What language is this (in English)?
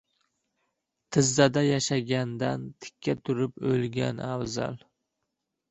Uzbek